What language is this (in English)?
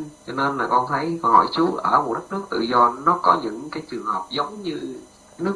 Vietnamese